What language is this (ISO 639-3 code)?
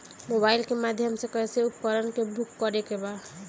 bho